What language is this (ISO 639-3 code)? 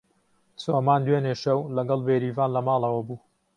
ckb